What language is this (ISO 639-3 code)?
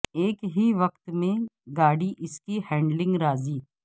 urd